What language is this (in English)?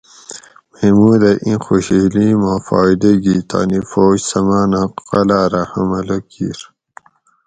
Gawri